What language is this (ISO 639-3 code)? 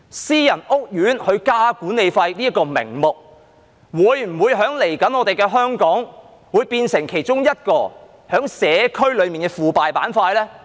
yue